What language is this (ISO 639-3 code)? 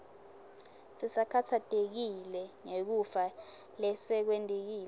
ssw